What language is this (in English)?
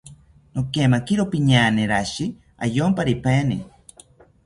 South Ucayali Ashéninka